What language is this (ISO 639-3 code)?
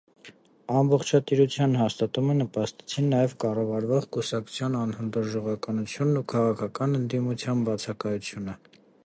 hye